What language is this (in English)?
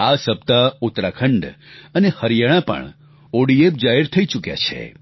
Gujarati